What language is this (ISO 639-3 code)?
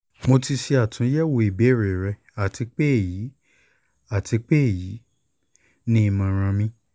yor